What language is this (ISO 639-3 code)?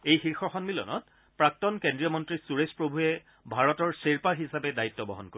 asm